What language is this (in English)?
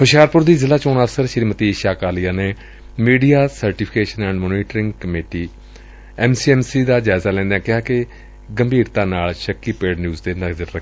Punjabi